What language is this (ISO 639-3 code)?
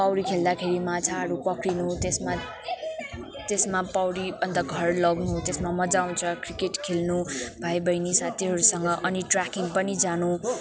nep